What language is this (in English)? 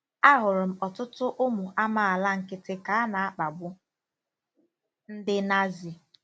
Igbo